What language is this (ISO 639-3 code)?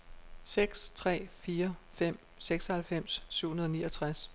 dan